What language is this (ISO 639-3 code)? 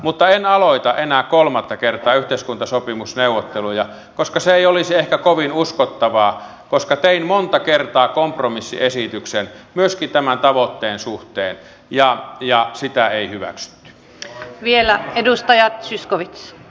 fin